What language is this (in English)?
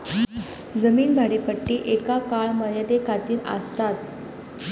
Marathi